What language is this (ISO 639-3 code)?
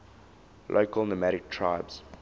eng